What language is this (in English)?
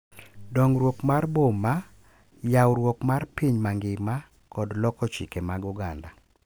Luo (Kenya and Tanzania)